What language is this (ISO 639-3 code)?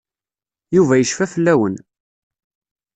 kab